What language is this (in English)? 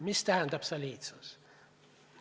Estonian